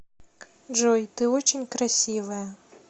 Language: Russian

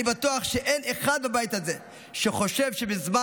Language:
Hebrew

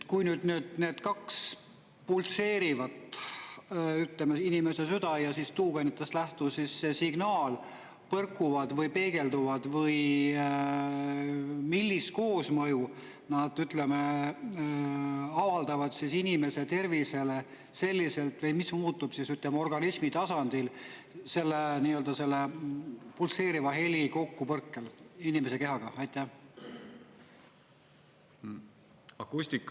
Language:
Estonian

